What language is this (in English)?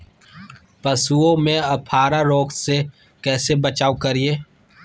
Magahi